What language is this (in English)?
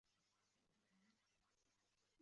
Chinese